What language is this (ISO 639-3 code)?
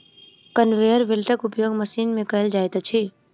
mai